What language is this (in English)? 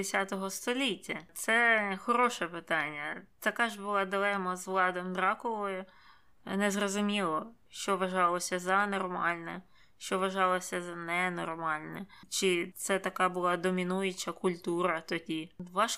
Ukrainian